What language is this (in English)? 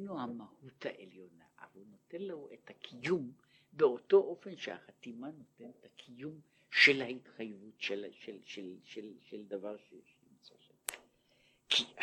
Hebrew